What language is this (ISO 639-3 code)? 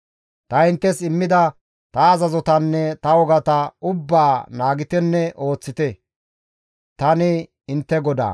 gmv